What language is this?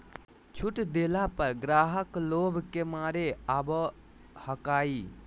Magahi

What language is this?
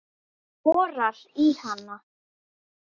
Icelandic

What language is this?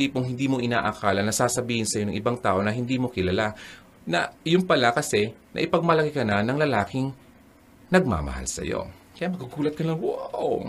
Filipino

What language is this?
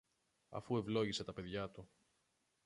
Greek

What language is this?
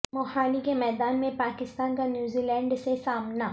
Urdu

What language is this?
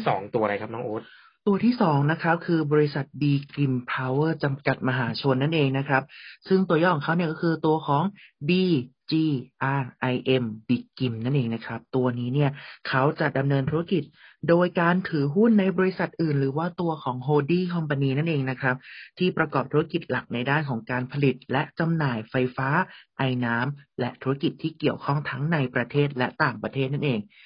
Thai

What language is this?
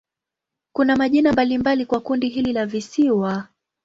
Swahili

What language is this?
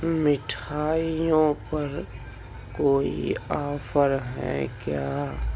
Urdu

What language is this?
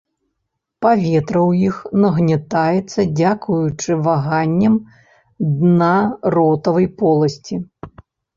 Belarusian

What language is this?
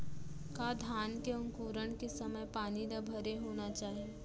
Chhattisgarhi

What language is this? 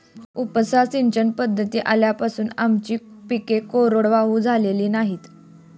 Marathi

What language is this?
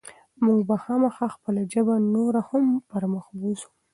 Pashto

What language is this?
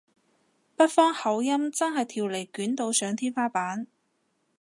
Cantonese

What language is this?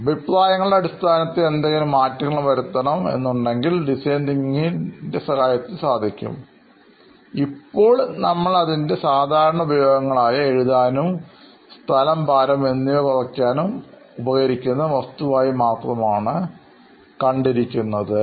Malayalam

